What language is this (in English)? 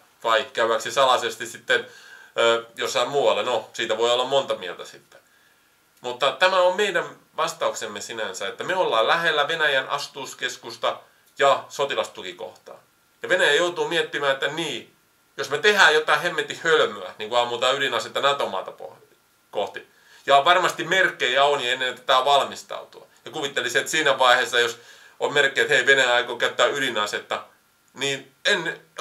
Finnish